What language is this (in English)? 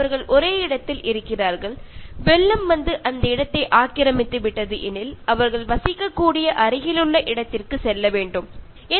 Malayalam